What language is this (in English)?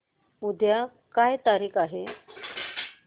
Marathi